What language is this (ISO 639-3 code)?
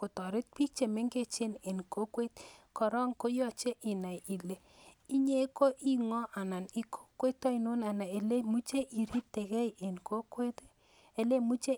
kln